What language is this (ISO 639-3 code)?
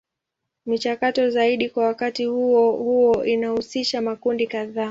swa